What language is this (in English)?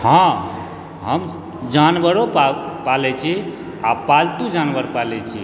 Maithili